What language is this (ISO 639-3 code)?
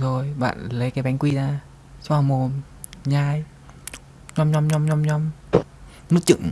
vie